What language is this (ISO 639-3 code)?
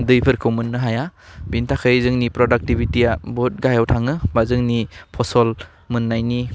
brx